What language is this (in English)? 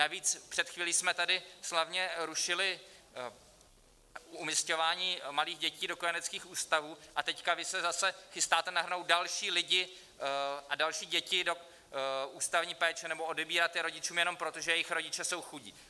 Czech